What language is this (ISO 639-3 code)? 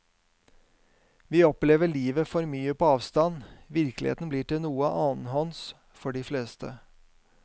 nor